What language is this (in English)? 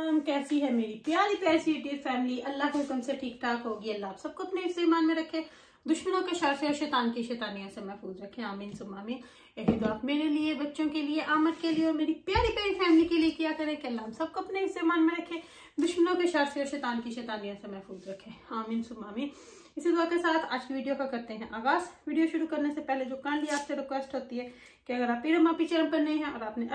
Hindi